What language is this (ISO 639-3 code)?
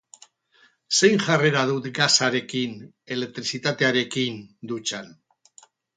eus